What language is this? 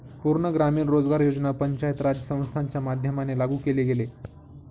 Marathi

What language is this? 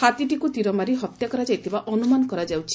Odia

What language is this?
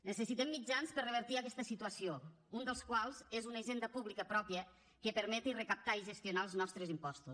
Catalan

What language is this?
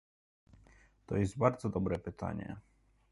Polish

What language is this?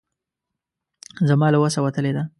Pashto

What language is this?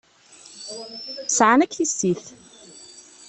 Kabyle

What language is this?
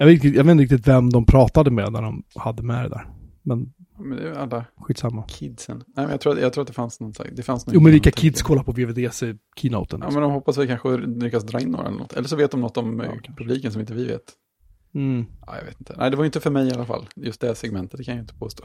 Swedish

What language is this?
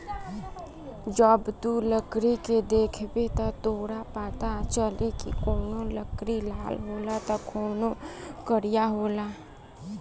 Bhojpuri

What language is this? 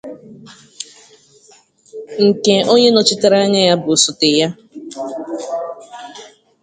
Igbo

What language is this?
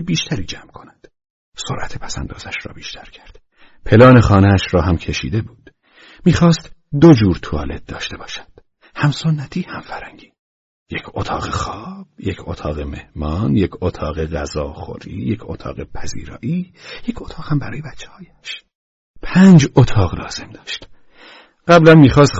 Persian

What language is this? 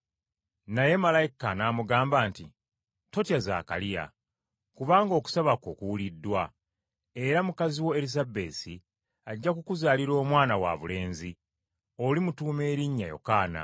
Ganda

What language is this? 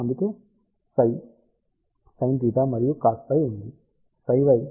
Telugu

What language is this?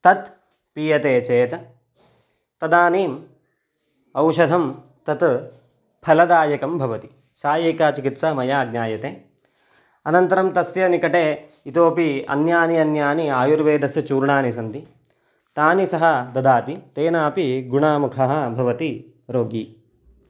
Sanskrit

